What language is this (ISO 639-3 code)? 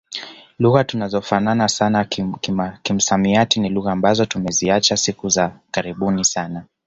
swa